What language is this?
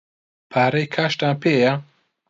Central Kurdish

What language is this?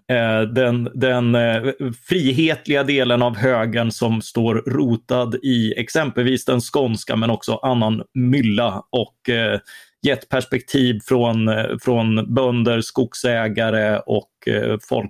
Swedish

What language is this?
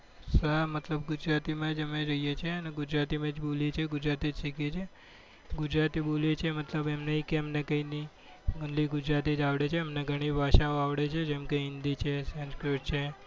Gujarati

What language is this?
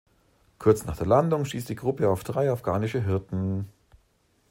German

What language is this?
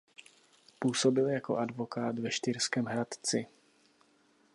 Czech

